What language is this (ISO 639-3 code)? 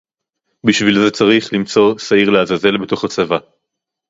heb